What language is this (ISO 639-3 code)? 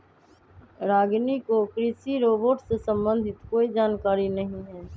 mag